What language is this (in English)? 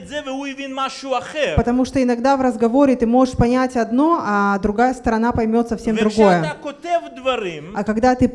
Russian